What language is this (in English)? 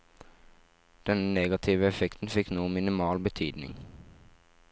Norwegian